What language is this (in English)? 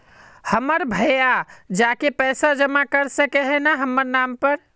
Magahi